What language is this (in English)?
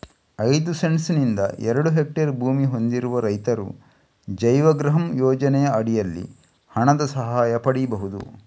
Kannada